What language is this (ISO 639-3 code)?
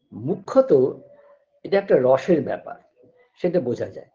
ben